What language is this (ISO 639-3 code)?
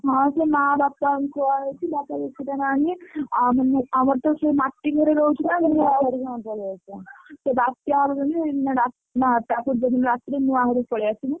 ori